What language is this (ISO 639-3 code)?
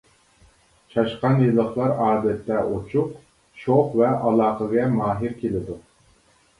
uig